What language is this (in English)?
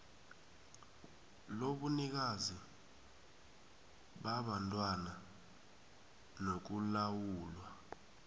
South Ndebele